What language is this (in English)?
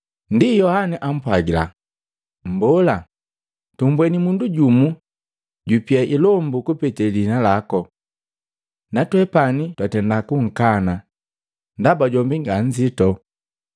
Matengo